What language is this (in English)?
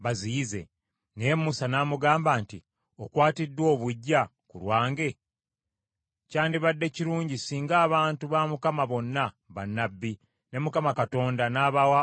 Ganda